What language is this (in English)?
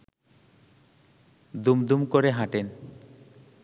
Bangla